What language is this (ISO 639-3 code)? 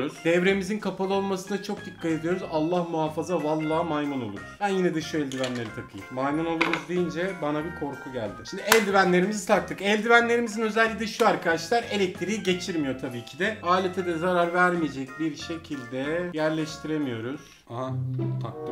tur